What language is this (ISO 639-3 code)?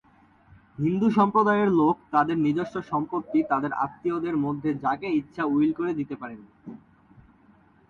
ben